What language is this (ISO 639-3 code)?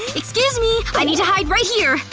eng